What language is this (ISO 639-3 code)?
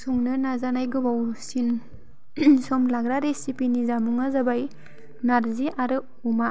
brx